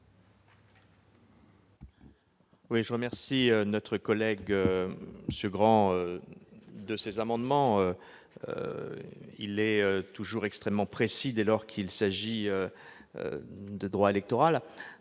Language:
French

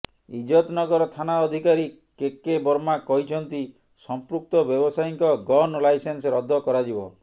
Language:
Odia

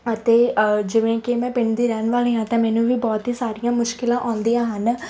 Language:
Punjabi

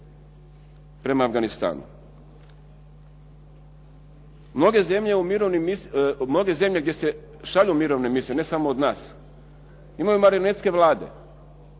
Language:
Croatian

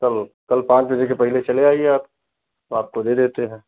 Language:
Hindi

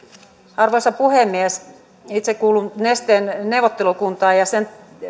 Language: Finnish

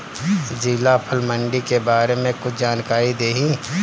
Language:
Bhojpuri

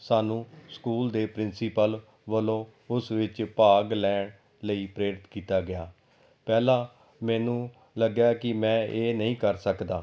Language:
Punjabi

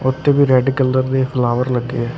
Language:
Punjabi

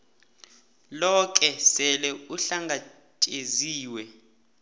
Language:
South Ndebele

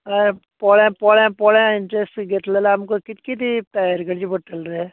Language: Konkani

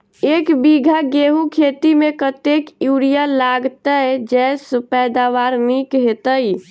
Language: Maithili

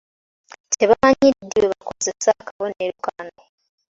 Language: Ganda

